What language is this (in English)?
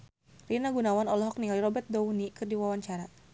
Sundanese